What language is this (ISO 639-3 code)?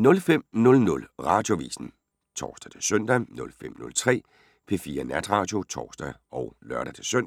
dan